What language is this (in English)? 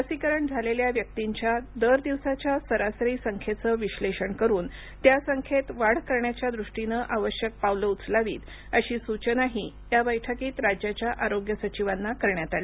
Marathi